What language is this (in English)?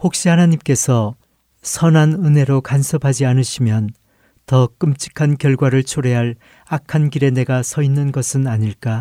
Korean